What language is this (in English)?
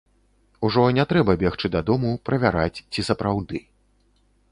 Belarusian